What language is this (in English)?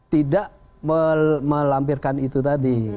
Indonesian